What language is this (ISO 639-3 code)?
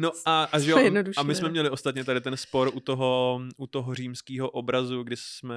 ces